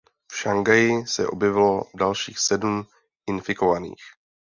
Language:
Czech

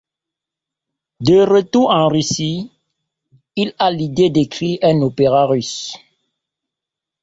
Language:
French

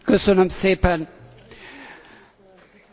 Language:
Hungarian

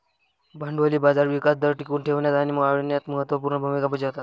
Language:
Marathi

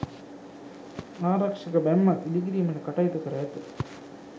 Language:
Sinhala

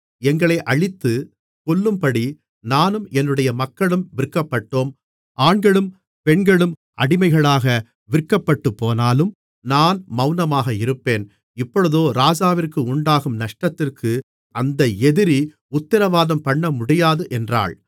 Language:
Tamil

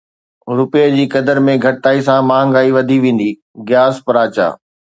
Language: Sindhi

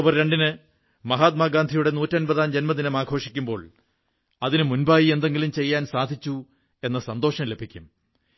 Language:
Malayalam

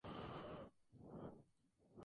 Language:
Spanish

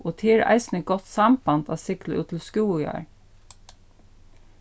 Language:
Faroese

